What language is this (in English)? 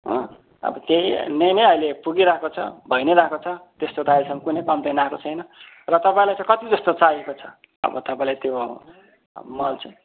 Nepali